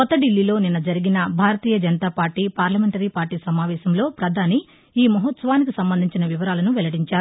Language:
Telugu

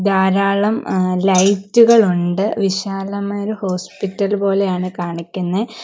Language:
Malayalam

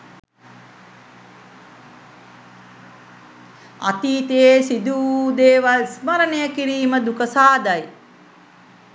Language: Sinhala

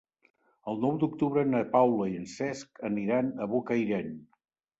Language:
Catalan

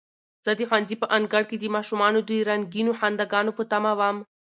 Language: Pashto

